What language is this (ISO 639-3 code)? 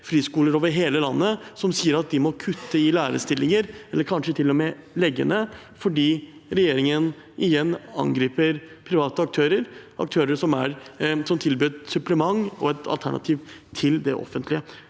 nor